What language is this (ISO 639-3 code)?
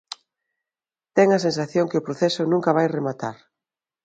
glg